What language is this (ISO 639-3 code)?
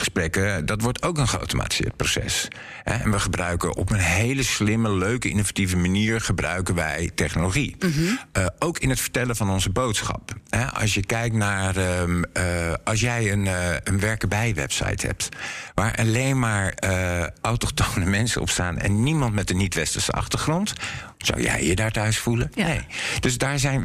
nld